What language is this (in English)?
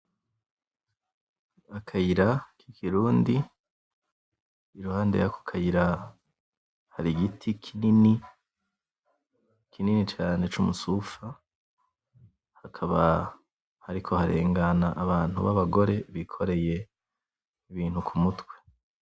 Rundi